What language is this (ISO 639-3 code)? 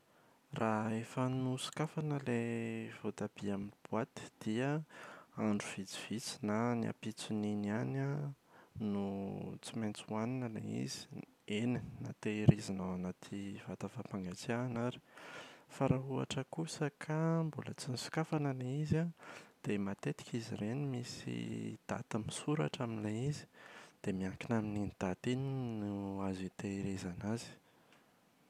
mlg